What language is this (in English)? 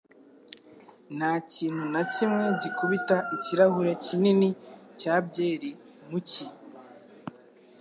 Kinyarwanda